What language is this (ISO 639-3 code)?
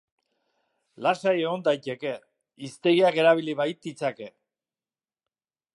eus